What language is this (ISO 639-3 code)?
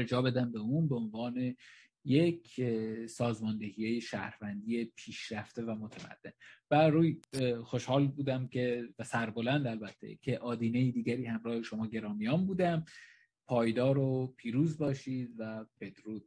fas